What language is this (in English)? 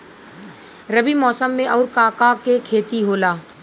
Bhojpuri